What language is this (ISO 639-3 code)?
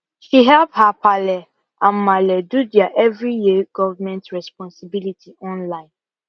pcm